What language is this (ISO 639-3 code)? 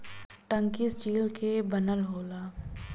bho